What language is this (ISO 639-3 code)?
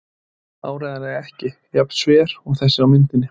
isl